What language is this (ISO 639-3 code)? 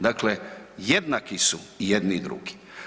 hrv